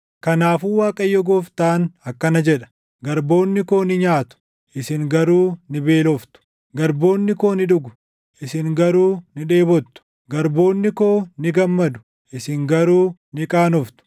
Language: Oromo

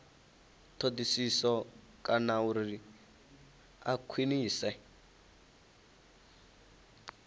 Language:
Venda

